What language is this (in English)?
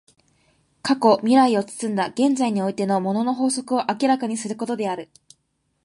Japanese